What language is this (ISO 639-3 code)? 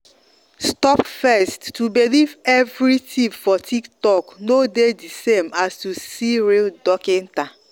pcm